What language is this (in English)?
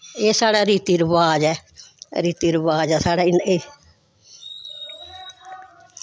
Dogri